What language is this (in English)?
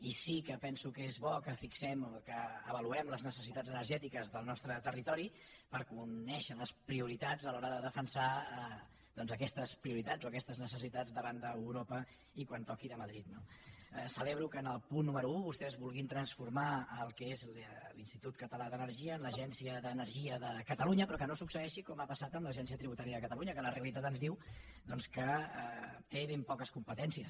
Catalan